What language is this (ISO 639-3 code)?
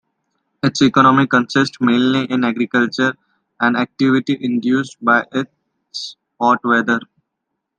eng